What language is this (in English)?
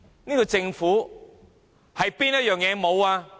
Cantonese